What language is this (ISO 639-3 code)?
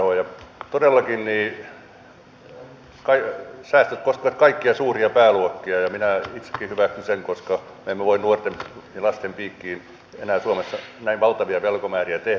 fin